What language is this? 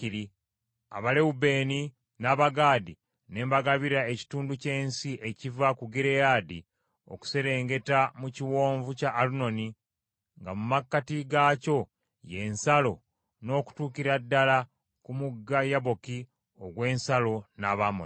Ganda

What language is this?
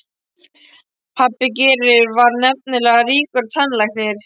Icelandic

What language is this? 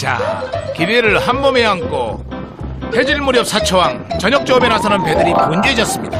Korean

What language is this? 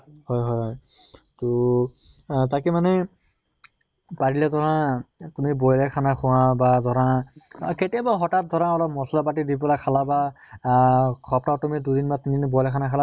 Assamese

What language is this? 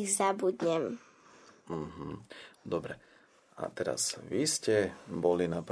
Slovak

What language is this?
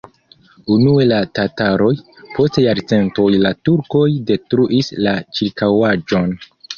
Esperanto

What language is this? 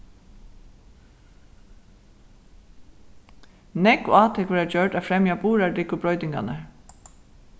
Faroese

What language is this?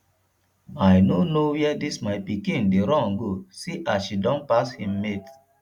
Nigerian Pidgin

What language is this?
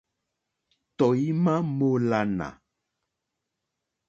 Mokpwe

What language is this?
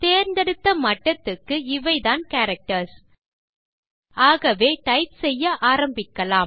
Tamil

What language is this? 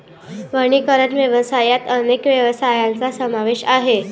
Marathi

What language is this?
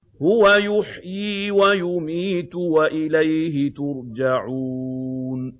Arabic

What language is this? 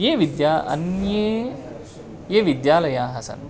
Sanskrit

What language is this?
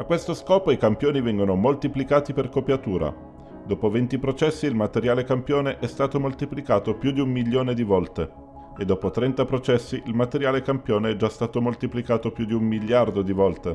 Italian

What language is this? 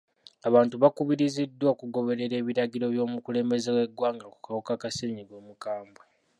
Ganda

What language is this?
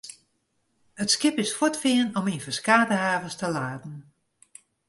Western Frisian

